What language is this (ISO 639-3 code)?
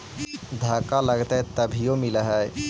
mag